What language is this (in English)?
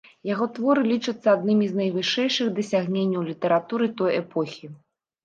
Belarusian